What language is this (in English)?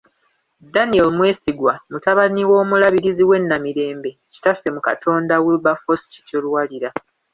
Ganda